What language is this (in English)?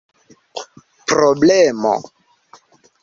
Esperanto